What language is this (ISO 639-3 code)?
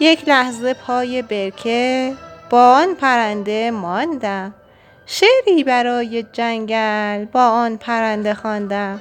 fas